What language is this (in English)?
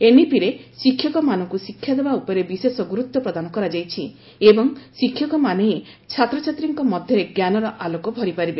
Odia